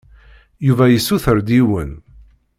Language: Kabyle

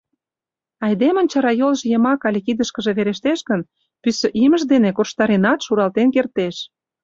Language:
Mari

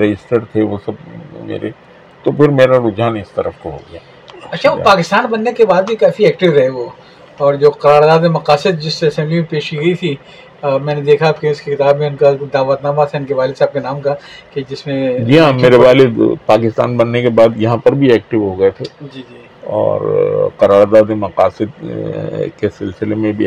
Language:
Urdu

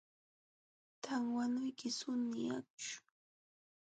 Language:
Jauja Wanca Quechua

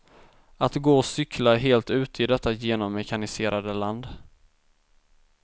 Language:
Swedish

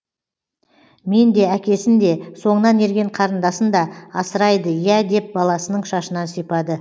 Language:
Kazakh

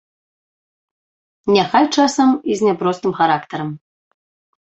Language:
Belarusian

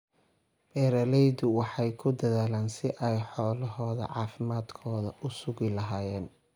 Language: Somali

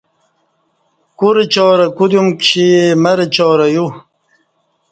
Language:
Kati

